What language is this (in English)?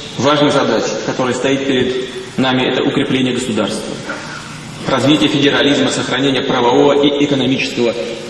Russian